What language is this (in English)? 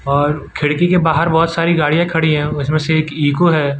Hindi